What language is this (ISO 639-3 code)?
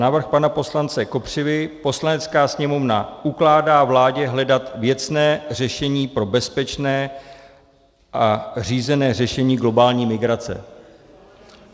ces